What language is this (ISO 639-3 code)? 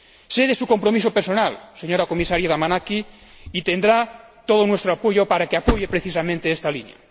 spa